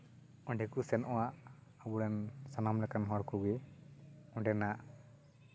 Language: Santali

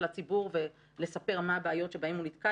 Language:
Hebrew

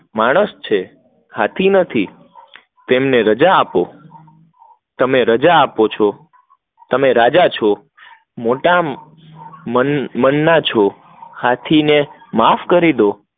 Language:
Gujarati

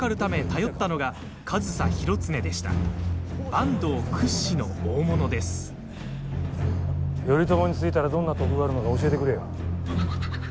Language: Japanese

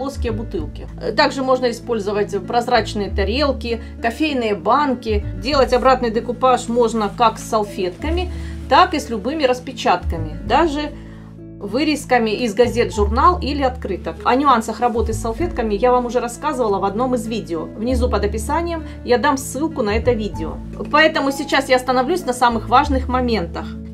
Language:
Russian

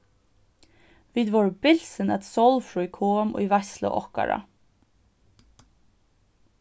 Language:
Faroese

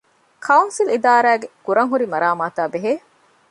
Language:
Divehi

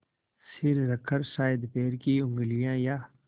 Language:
Hindi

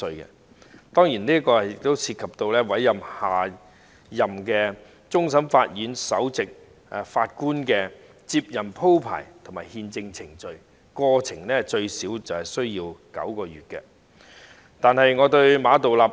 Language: Cantonese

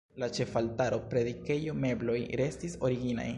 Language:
Esperanto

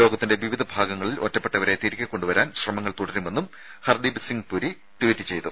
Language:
Malayalam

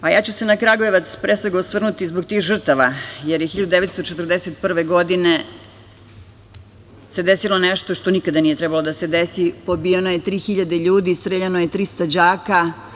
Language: Serbian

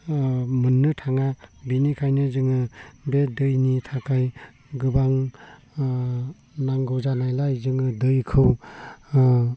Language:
Bodo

